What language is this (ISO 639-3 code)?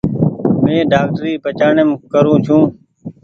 gig